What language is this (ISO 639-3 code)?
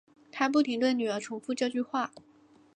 zho